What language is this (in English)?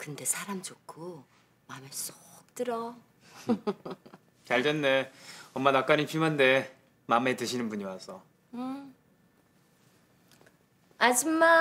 Korean